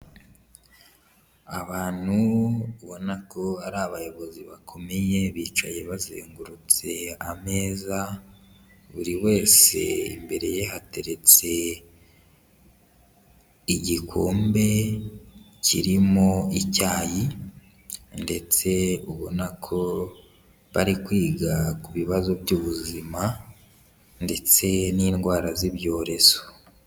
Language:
Kinyarwanda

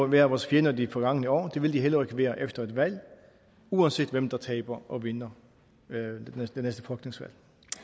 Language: Danish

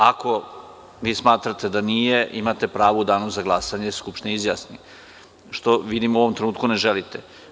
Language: Serbian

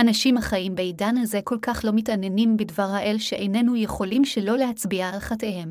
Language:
Hebrew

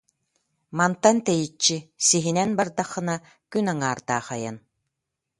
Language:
Yakut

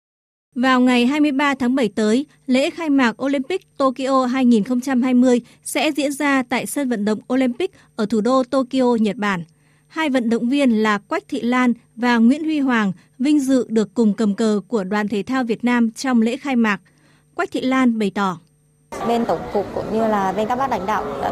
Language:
Vietnamese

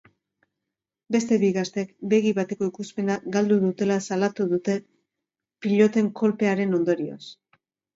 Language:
Basque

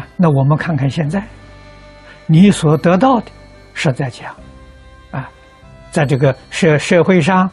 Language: Chinese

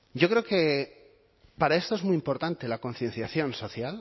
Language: Spanish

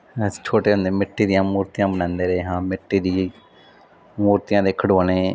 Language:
Punjabi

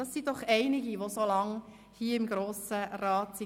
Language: Swiss German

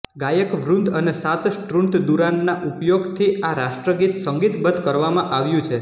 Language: Gujarati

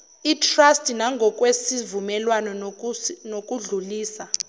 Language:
Zulu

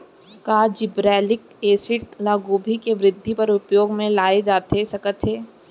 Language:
Chhattisgarhi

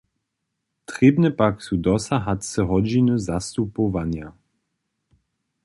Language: Upper Sorbian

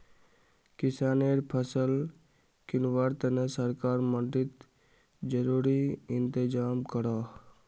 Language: Magahi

